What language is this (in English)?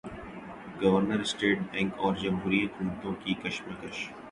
Urdu